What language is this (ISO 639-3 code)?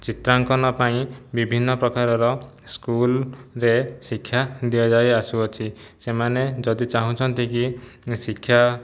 ori